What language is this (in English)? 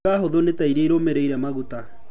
Kikuyu